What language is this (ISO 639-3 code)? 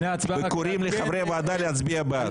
heb